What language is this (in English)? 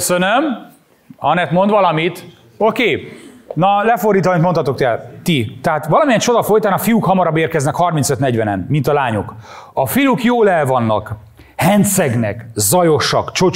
Hungarian